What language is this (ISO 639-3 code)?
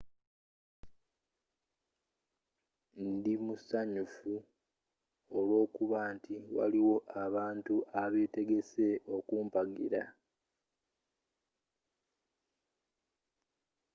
lug